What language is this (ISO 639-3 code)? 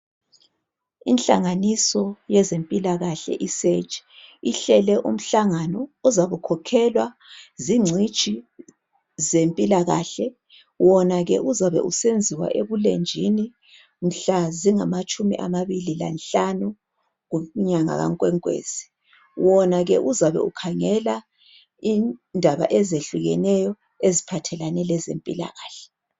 nde